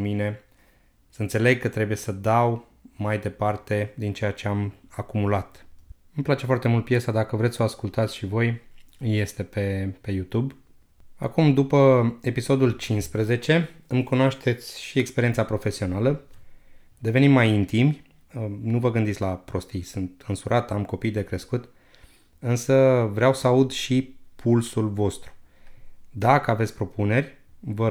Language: Romanian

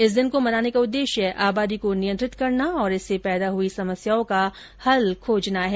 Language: Hindi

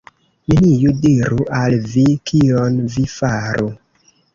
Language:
Esperanto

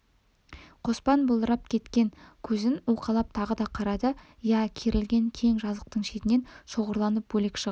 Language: Kazakh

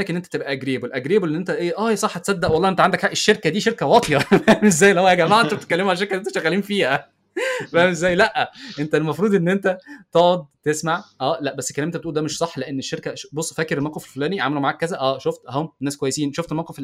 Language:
Arabic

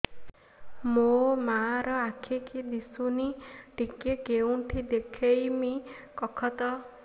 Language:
Odia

